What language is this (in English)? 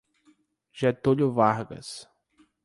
Portuguese